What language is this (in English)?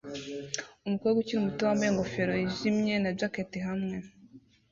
Kinyarwanda